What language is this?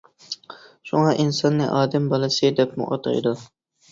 Uyghur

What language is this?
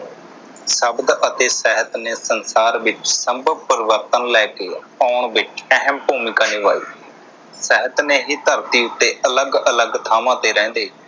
Punjabi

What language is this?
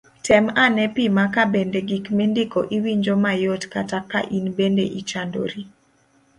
Luo (Kenya and Tanzania)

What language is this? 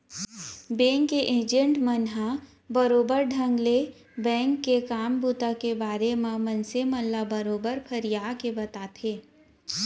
Chhattisgarhi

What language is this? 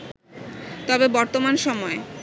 Bangla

